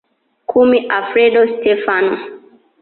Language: Swahili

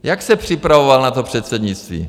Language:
Czech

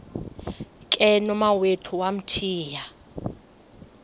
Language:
Xhosa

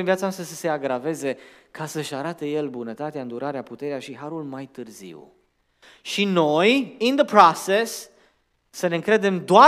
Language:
Romanian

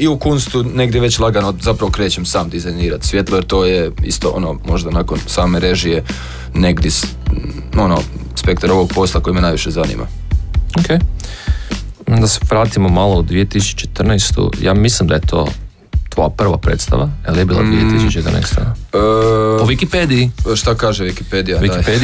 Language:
Croatian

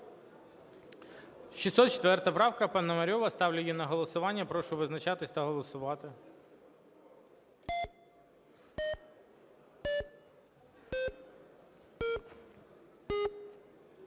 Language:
Ukrainian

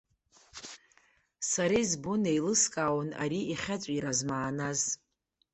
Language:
Abkhazian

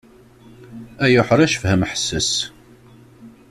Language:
Kabyle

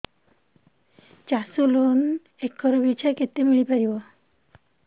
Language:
Odia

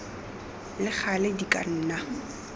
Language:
Tswana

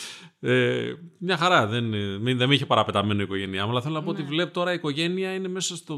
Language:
Greek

